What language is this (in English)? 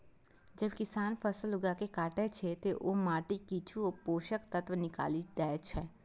Maithili